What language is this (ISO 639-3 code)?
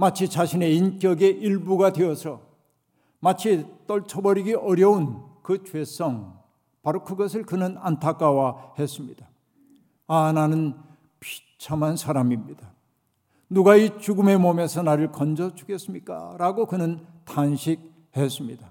kor